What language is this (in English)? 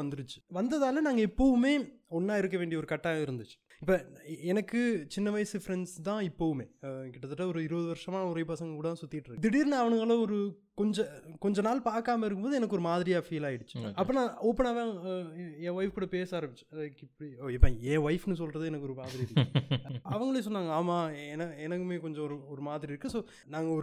Tamil